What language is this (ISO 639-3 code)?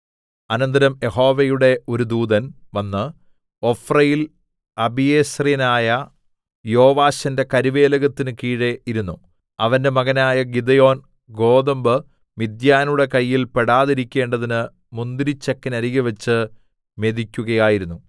mal